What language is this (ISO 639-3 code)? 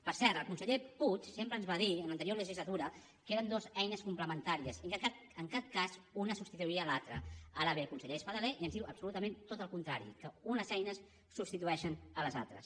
cat